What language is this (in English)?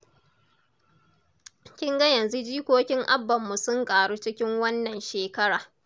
Hausa